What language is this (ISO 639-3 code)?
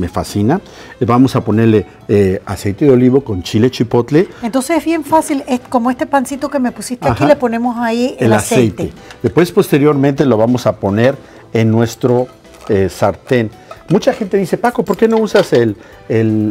spa